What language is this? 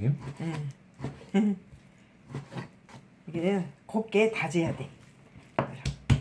Korean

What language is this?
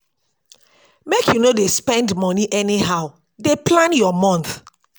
Nigerian Pidgin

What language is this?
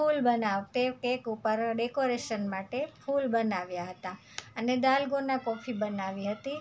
Gujarati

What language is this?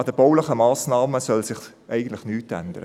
Swiss German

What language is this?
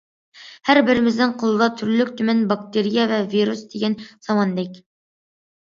Uyghur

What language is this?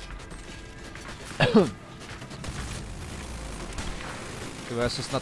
Czech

